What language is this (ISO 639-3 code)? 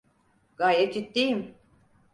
tur